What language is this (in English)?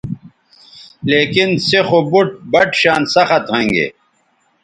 Bateri